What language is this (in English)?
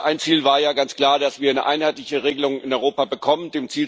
German